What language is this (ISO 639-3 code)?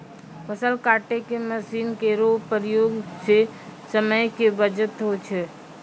mai